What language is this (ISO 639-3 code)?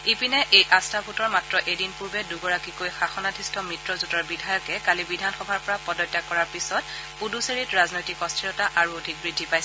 asm